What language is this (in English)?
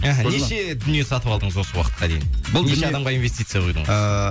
Kazakh